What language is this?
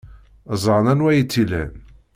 Kabyle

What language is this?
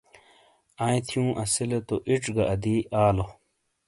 Shina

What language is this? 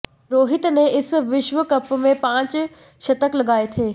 Hindi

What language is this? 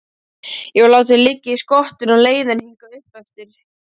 Icelandic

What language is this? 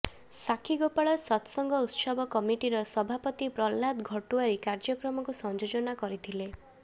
Odia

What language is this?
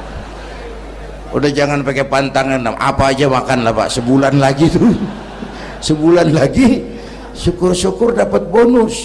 Indonesian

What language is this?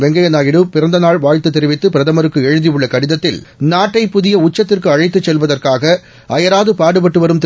Tamil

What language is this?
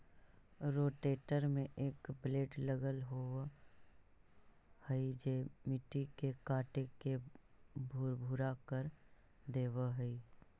Magahi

